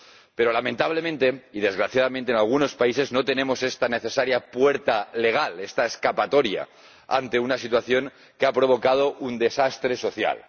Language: Spanish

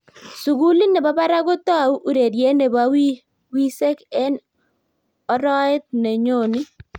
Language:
Kalenjin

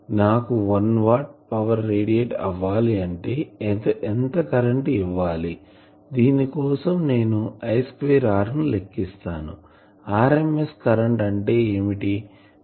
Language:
Telugu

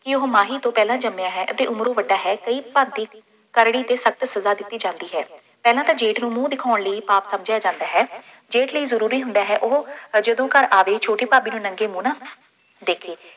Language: Punjabi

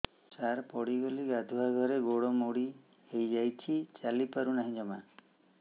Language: Odia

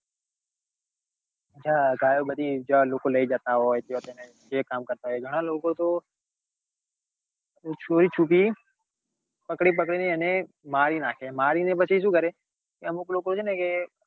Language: Gujarati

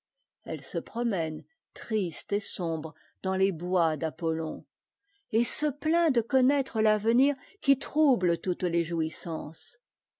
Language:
French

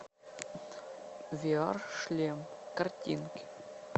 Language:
Russian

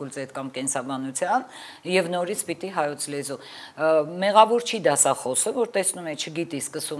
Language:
Romanian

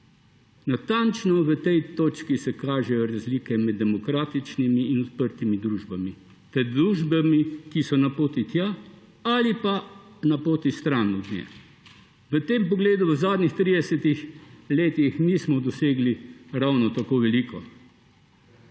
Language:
Slovenian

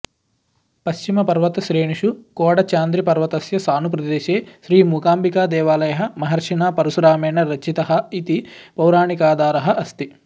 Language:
Sanskrit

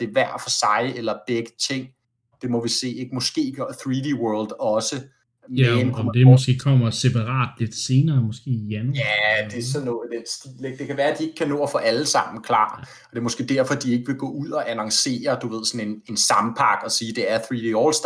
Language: Danish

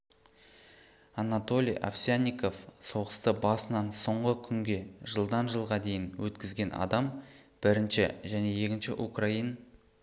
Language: Kazakh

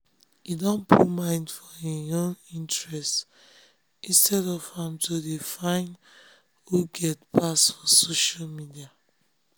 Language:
Nigerian Pidgin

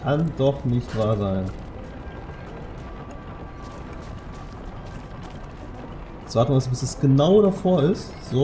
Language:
German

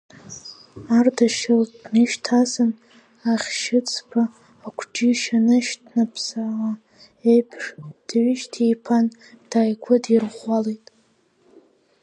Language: Abkhazian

